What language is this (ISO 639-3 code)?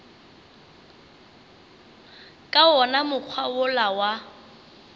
nso